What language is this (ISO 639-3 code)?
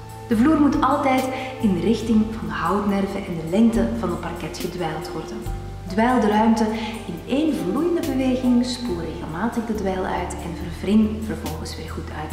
nld